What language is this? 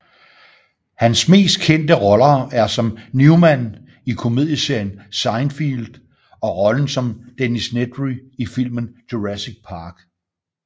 Danish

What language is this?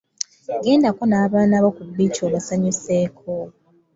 Ganda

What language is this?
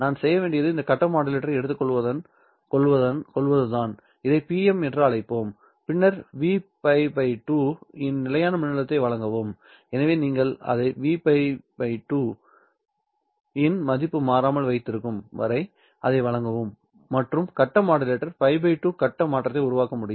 Tamil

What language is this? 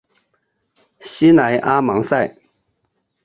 Chinese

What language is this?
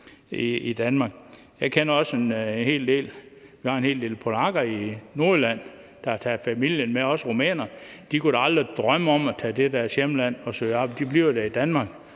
Danish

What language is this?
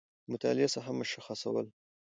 Pashto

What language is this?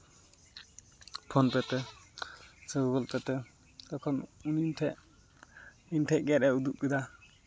Santali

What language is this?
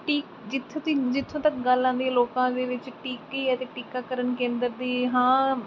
Punjabi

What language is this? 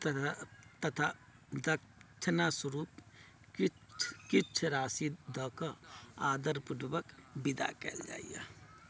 Maithili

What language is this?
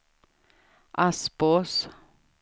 Swedish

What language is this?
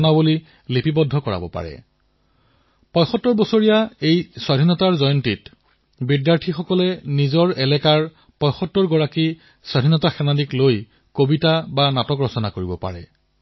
Assamese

